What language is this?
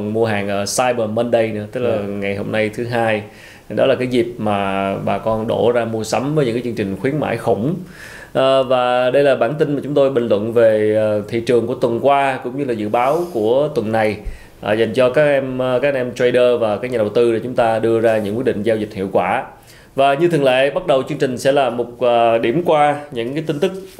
Vietnamese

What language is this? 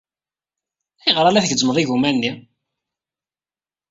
Kabyle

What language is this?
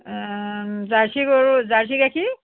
Assamese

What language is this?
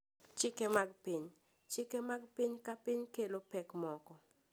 Luo (Kenya and Tanzania)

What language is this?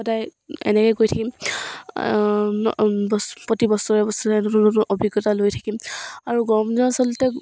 Assamese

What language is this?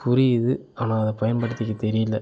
Tamil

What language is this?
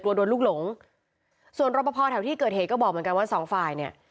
Thai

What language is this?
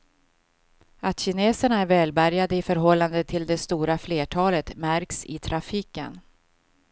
Swedish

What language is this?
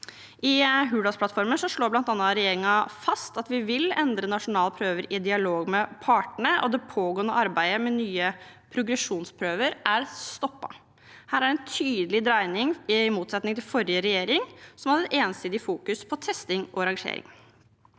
Norwegian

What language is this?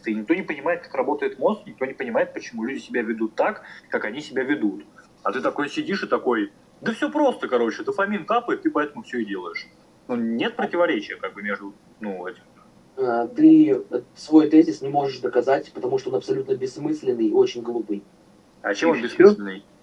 Russian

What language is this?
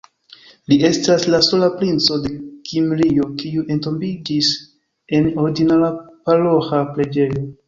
Esperanto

